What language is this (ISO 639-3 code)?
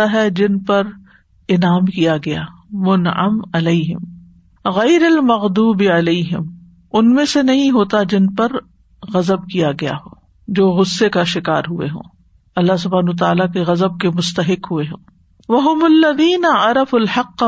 urd